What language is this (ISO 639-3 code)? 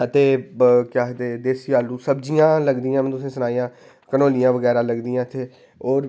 doi